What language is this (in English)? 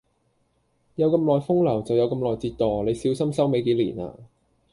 Cantonese